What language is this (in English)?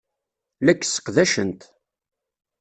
Kabyle